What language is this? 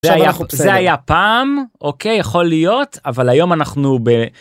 Hebrew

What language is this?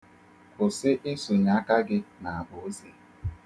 Igbo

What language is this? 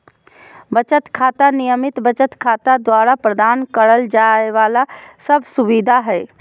Magahi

